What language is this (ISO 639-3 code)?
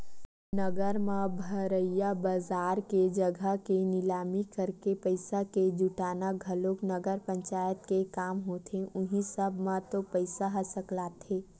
hne